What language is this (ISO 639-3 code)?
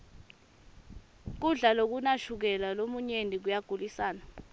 ssw